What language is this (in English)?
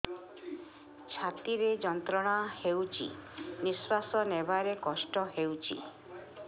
Odia